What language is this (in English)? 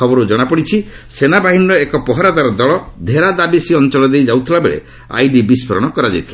Odia